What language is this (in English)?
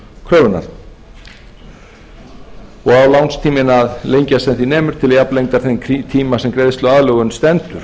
Icelandic